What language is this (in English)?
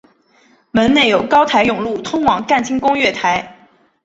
Chinese